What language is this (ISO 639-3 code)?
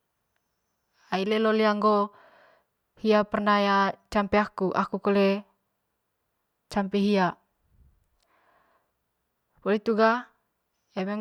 mqy